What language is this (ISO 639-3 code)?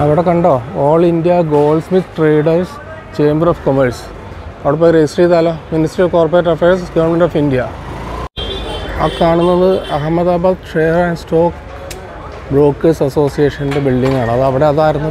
mal